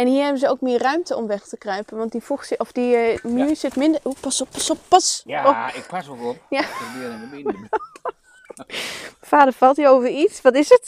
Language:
Dutch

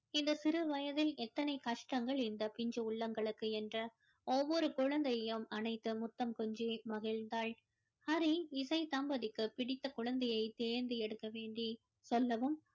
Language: Tamil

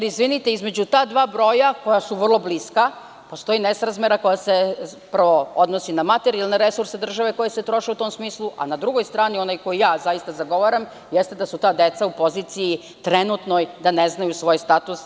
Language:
Serbian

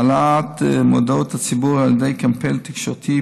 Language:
Hebrew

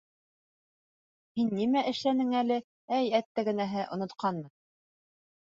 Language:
Bashkir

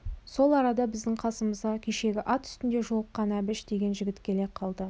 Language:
Kazakh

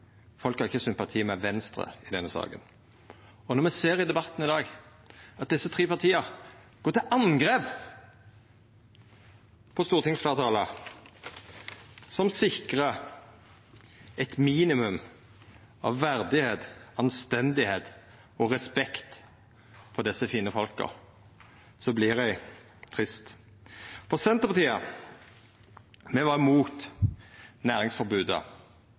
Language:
Norwegian Nynorsk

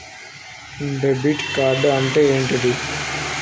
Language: Telugu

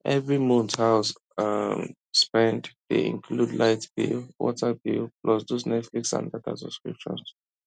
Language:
Nigerian Pidgin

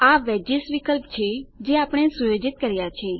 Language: Gujarati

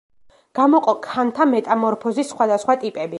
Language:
Georgian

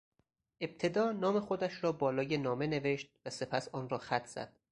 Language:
Persian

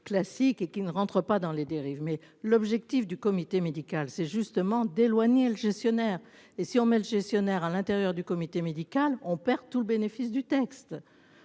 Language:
French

